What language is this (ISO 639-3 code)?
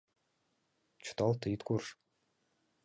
chm